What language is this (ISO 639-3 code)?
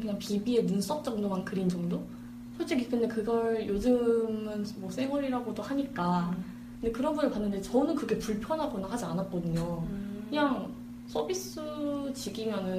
kor